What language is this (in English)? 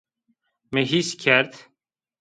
Zaza